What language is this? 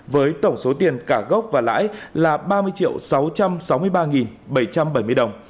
Vietnamese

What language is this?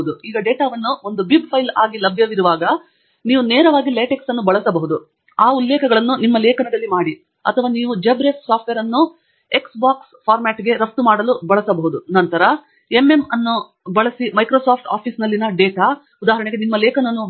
Kannada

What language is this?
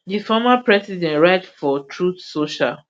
Nigerian Pidgin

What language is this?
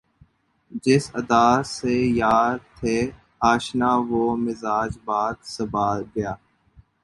Urdu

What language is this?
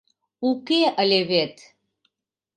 Mari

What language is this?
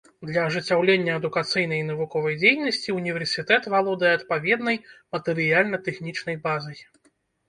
Belarusian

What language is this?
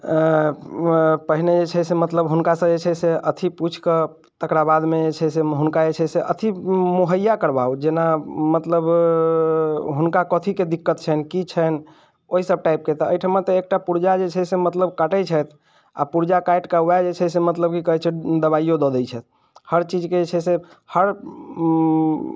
Maithili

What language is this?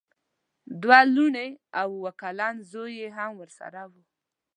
Pashto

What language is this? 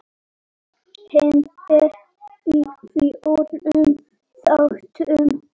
Icelandic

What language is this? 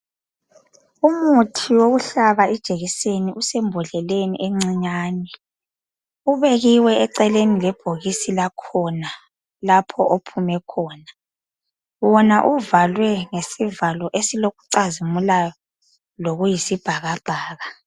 North Ndebele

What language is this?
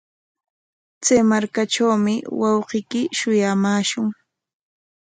Corongo Ancash Quechua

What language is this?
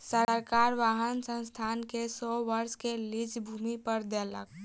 Maithili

